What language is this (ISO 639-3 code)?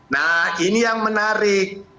ind